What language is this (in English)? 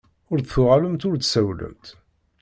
Kabyle